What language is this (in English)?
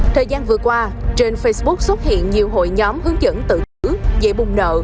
Vietnamese